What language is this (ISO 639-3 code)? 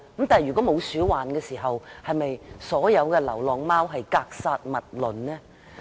yue